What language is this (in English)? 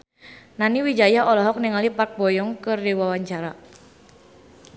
Sundanese